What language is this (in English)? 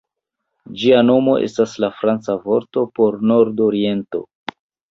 Esperanto